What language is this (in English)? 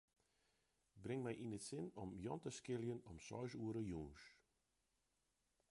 Western Frisian